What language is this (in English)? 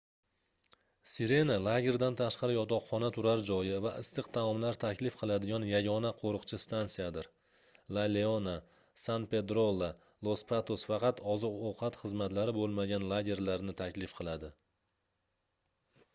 Uzbek